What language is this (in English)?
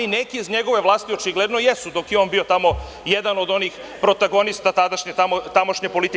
Serbian